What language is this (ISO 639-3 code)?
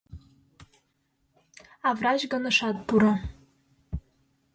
chm